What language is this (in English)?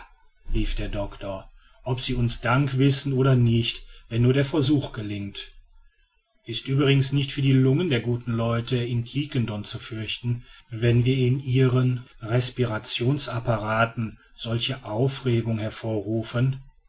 German